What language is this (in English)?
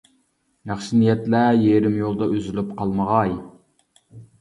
Uyghur